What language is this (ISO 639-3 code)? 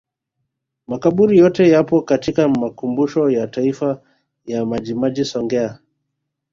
swa